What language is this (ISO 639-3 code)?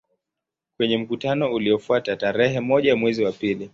swa